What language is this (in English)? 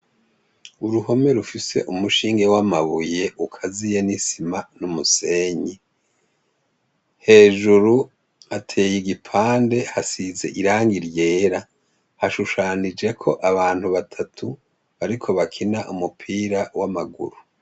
Rundi